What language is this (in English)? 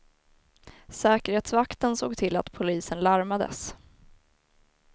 Swedish